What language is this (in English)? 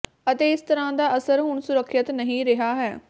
Punjabi